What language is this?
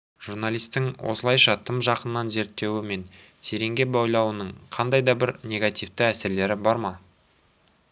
Kazakh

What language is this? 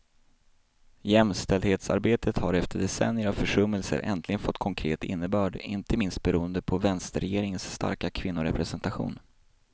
Swedish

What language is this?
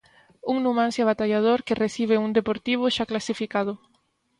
Galician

